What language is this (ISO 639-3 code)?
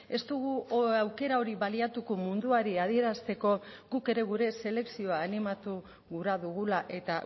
eus